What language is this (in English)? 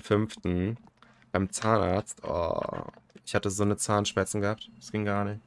German